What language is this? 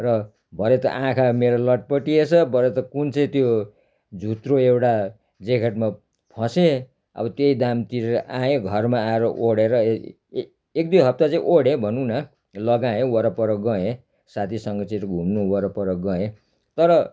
Nepali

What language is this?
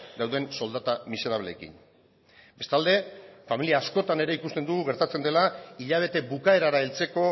Basque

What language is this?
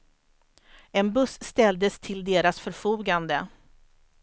Swedish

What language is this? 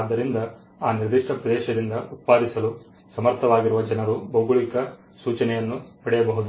Kannada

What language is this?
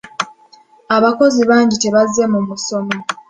Ganda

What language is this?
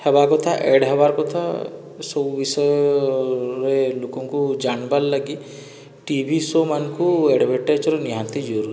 Odia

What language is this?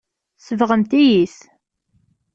Kabyle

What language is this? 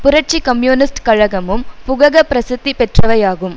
Tamil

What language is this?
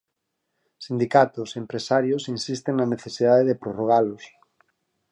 Galician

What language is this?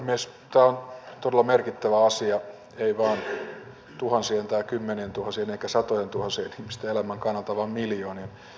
Finnish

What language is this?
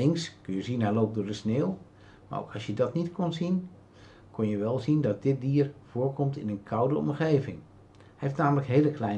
Dutch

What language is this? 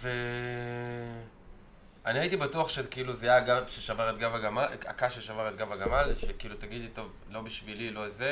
Hebrew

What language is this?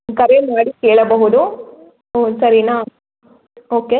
Kannada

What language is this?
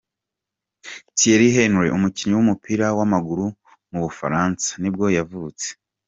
Kinyarwanda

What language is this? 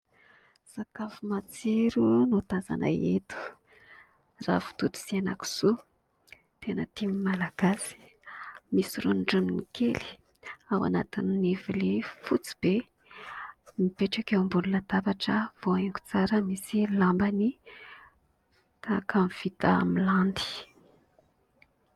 Malagasy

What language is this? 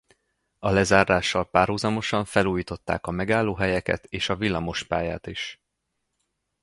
Hungarian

